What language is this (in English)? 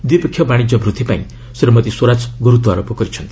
Odia